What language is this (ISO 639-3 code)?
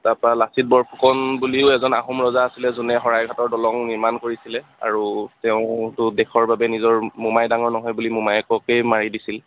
asm